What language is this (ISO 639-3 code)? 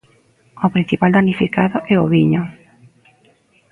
glg